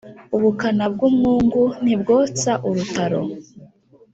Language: Kinyarwanda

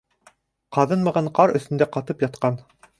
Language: Bashkir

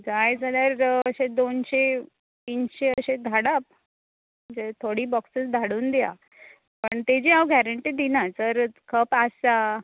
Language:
Konkani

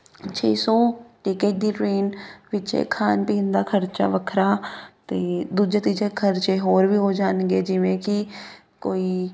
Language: Punjabi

